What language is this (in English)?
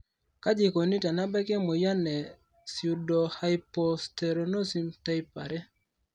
Masai